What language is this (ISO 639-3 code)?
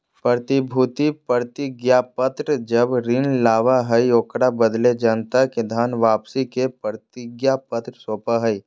mag